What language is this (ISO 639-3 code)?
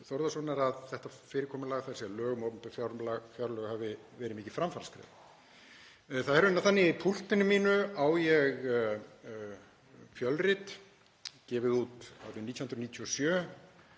isl